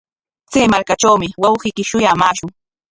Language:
Corongo Ancash Quechua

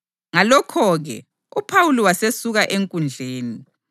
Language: North Ndebele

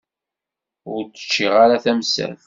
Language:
Kabyle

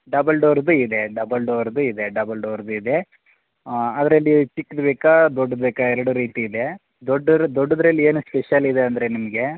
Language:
Kannada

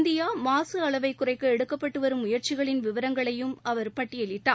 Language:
Tamil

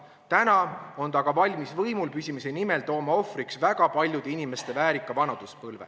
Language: Estonian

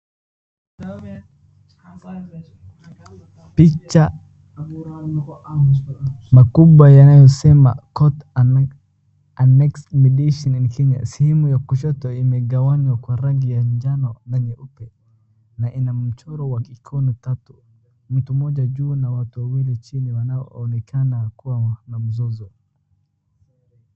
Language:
Swahili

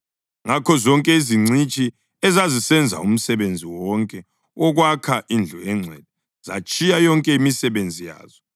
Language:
North Ndebele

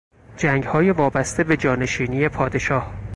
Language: Persian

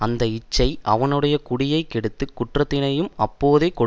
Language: Tamil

